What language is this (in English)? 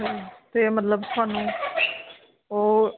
Punjabi